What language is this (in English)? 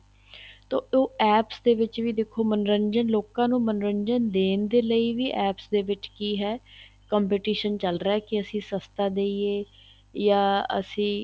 Punjabi